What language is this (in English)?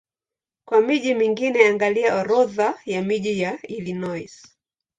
Swahili